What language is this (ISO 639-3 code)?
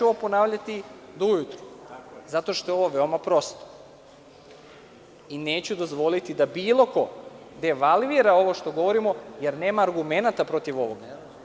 srp